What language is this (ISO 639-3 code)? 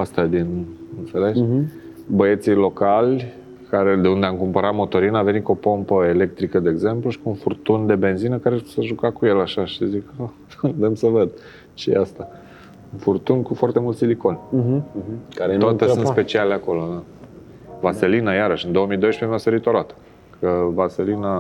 ron